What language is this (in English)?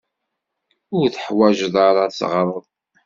Kabyle